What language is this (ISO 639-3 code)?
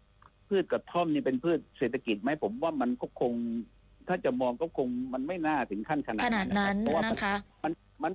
tha